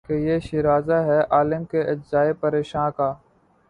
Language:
Urdu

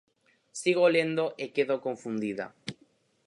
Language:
Galician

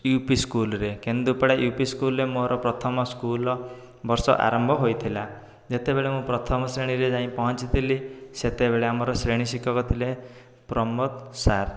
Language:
Odia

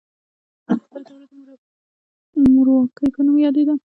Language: Pashto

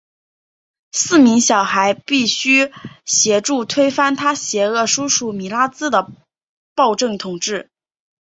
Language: Chinese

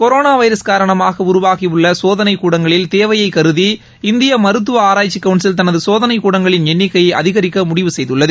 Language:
Tamil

